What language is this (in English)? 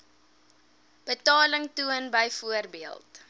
Afrikaans